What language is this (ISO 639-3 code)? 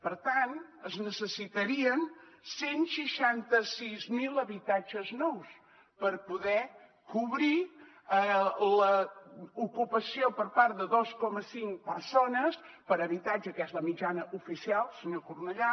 cat